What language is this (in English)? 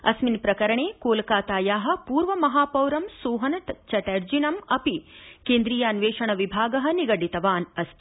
Sanskrit